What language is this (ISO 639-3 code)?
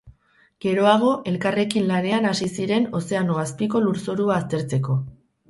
eus